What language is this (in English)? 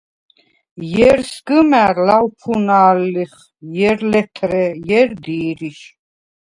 Svan